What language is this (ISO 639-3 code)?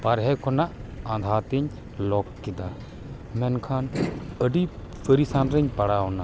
sat